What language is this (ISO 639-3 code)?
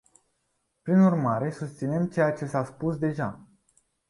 ron